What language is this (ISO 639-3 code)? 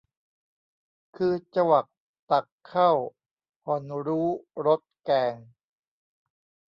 tha